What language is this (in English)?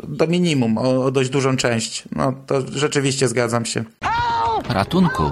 Polish